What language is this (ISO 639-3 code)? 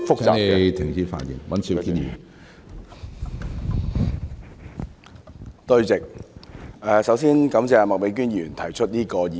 yue